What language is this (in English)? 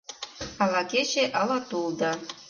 Mari